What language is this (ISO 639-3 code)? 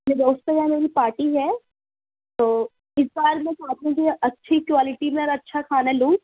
urd